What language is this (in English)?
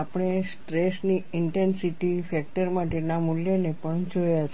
Gujarati